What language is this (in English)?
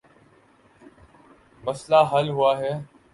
Urdu